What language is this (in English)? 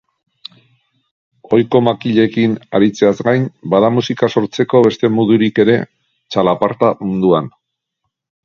Basque